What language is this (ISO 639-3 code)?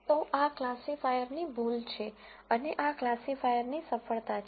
guj